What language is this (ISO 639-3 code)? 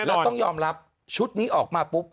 tha